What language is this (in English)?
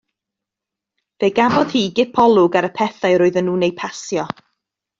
Welsh